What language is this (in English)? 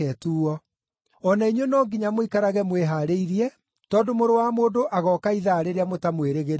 Kikuyu